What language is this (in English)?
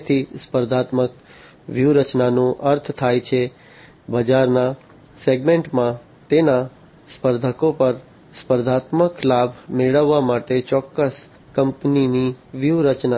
Gujarati